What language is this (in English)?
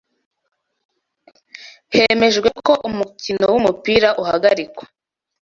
Kinyarwanda